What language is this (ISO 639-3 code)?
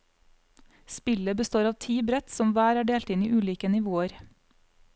nor